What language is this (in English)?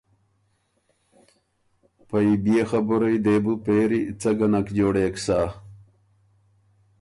Ormuri